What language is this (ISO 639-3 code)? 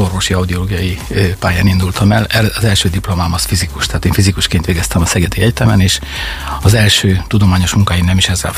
hun